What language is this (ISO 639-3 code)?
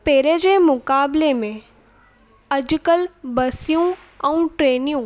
snd